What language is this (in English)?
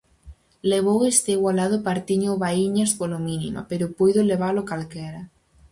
Galician